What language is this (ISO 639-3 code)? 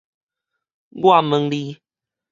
nan